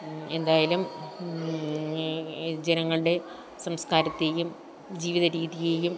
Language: Malayalam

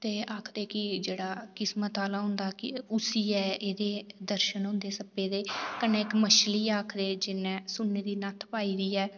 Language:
Dogri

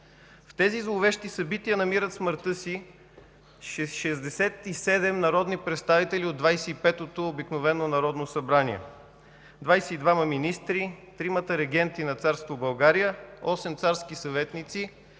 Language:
Bulgarian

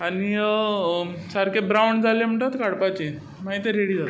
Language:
Konkani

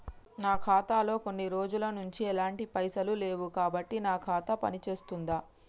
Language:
Telugu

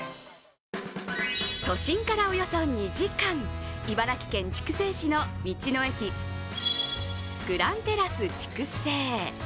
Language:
Japanese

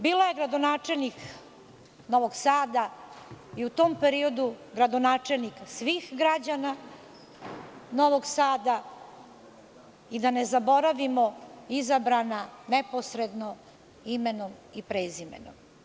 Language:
Serbian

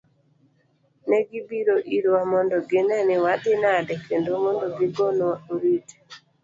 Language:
Luo (Kenya and Tanzania)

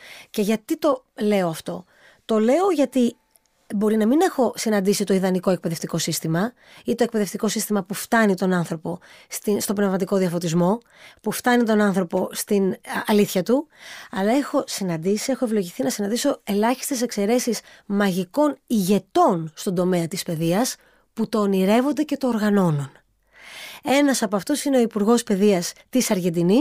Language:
Greek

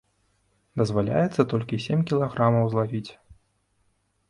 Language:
Belarusian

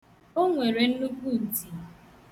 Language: Igbo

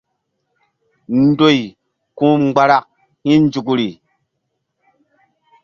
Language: Mbum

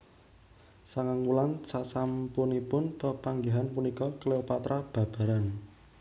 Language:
Javanese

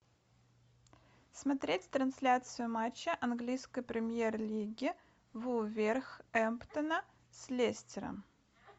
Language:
Russian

